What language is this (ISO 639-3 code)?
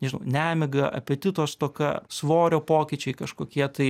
lit